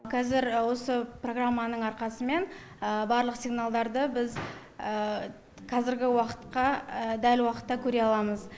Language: Kazakh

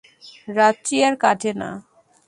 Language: Bangla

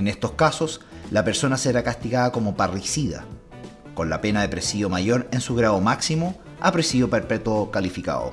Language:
Spanish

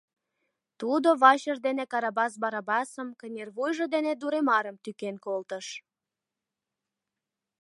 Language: Mari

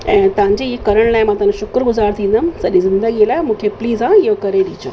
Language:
Sindhi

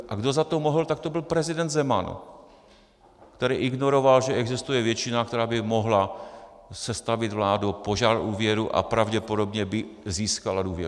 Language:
Czech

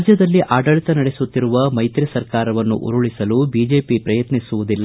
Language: Kannada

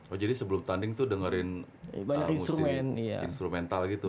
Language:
Indonesian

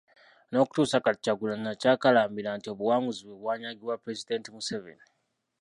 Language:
Ganda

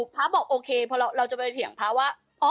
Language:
Thai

